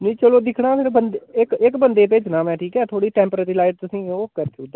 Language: Dogri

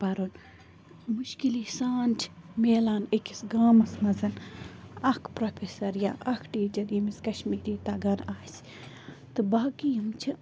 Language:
Kashmiri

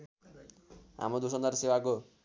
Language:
Nepali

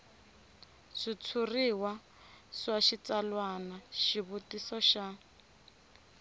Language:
Tsonga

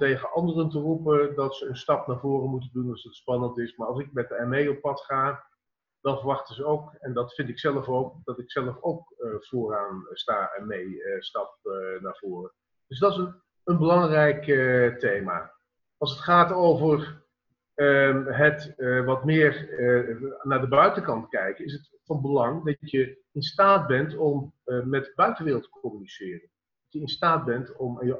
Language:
Dutch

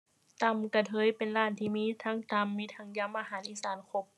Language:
Thai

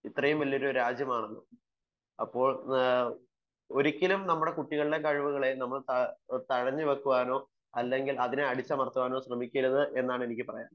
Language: Malayalam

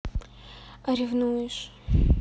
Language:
Russian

